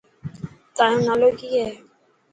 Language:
Dhatki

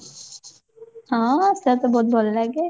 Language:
Odia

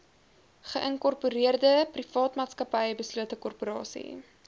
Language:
Afrikaans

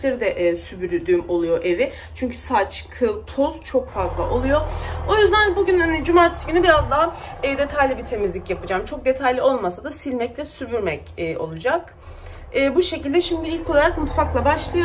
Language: Turkish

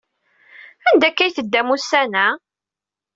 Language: Kabyle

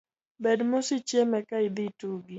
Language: Luo (Kenya and Tanzania)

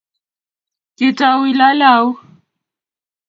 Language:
Kalenjin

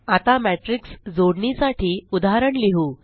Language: Marathi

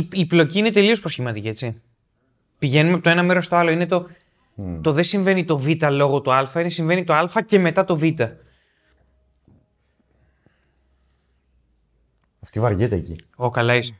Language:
Greek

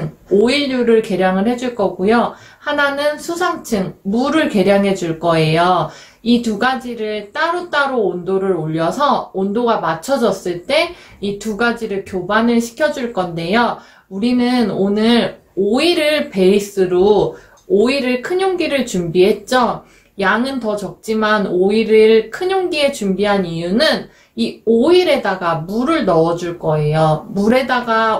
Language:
Korean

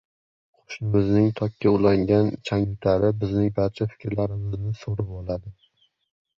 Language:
Uzbek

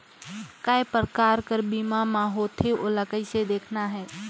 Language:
Chhattisgarhi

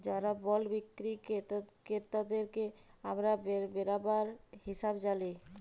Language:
Bangla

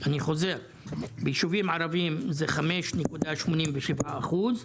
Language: Hebrew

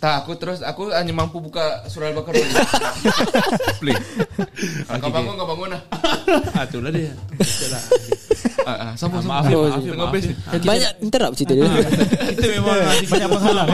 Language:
Malay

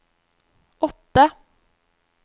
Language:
Norwegian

